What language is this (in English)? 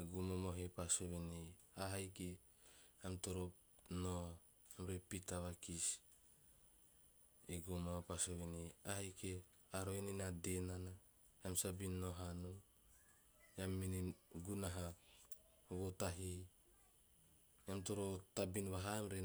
Teop